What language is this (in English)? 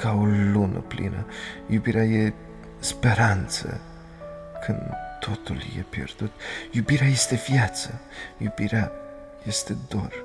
Romanian